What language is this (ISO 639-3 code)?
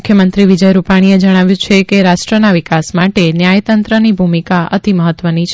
guj